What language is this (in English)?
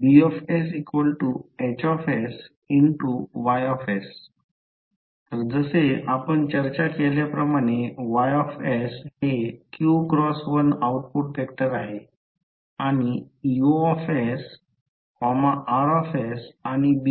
Marathi